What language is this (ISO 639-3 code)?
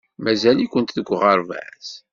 kab